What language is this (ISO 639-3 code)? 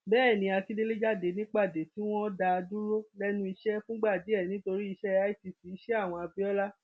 yor